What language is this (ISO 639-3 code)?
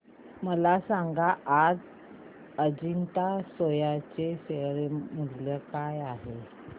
mar